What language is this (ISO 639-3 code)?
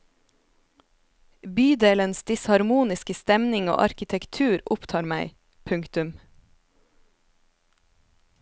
nor